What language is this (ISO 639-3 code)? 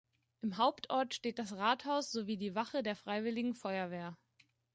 deu